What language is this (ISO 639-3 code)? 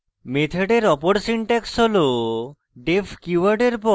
ben